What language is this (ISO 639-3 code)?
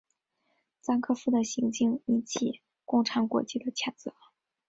zho